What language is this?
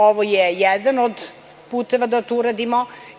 Serbian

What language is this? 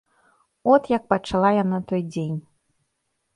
Belarusian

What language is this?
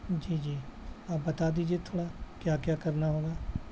Urdu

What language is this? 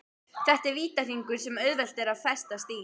Icelandic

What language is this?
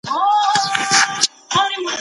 Pashto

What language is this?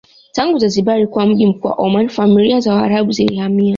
Swahili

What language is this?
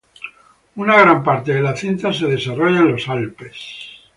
Spanish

